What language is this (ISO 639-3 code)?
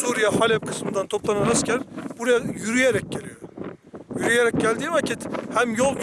tur